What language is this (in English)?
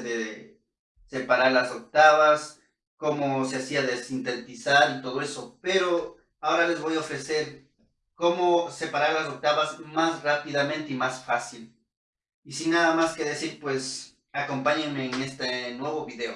Spanish